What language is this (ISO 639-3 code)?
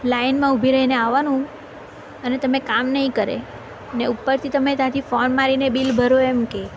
guj